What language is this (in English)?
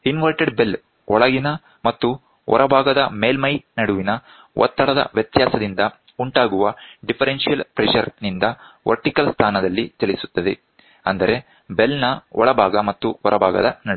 Kannada